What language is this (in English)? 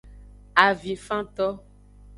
Aja (Benin)